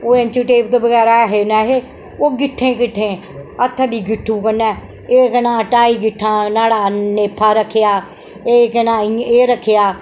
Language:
Dogri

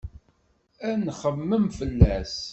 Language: Kabyle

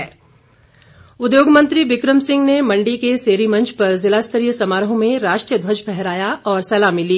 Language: Hindi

